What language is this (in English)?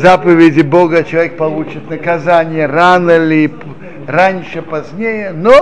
Russian